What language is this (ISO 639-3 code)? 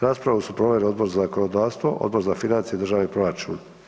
hrv